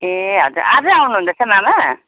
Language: Nepali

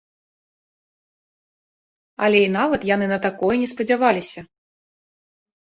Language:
Belarusian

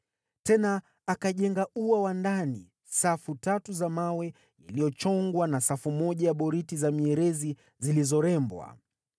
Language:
Swahili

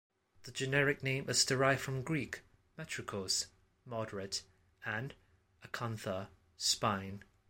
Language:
English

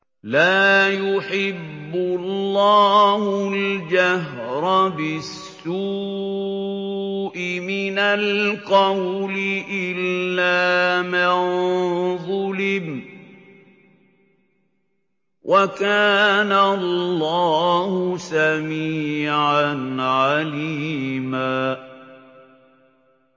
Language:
Arabic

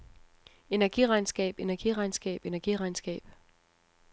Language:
Danish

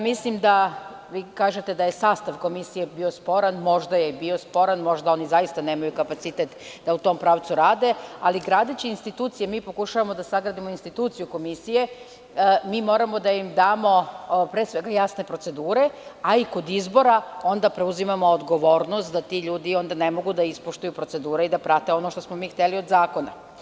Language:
Serbian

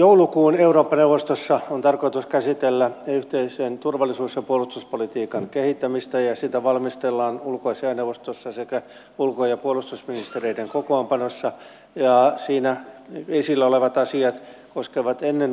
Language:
Finnish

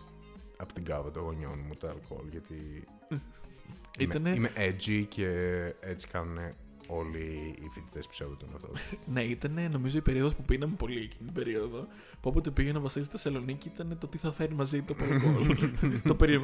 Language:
Greek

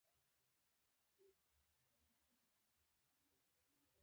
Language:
Pashto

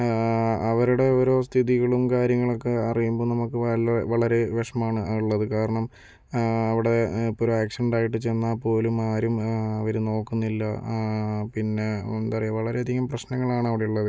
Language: Malayalam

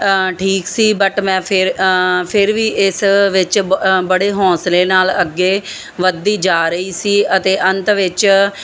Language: Punjabi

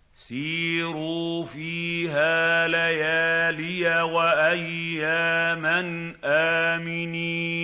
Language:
Arabic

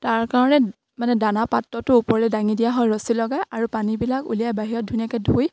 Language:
Assamese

